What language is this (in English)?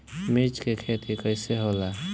Bhojpuri